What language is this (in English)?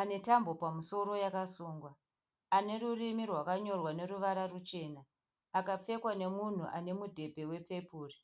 Shona